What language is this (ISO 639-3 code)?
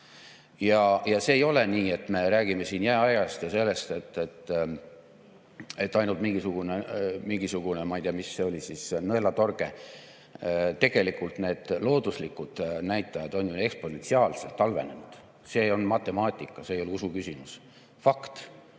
est